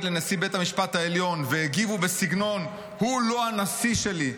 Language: Hebrew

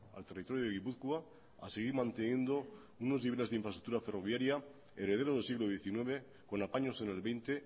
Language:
Spanish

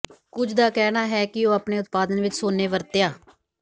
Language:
Punjabi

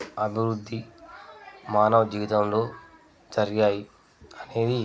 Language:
Telugu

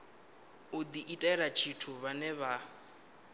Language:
Venda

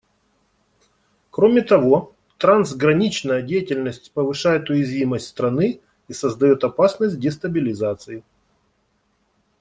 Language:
Russian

